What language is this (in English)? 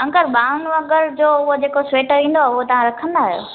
Sindhi